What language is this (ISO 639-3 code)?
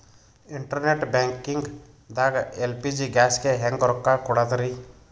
kan